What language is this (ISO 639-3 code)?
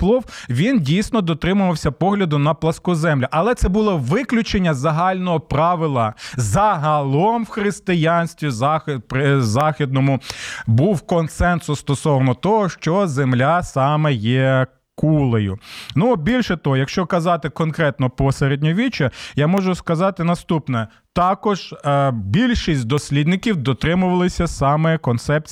ukr